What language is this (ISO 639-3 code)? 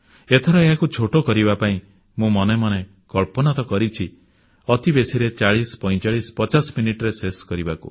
ori